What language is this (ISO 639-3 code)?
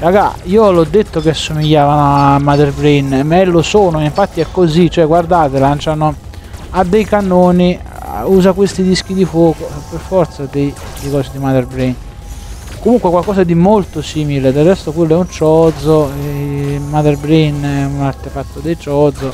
ita